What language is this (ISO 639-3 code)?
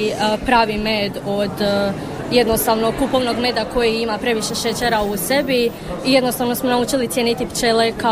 hrv